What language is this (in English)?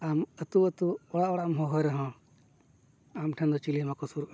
Santali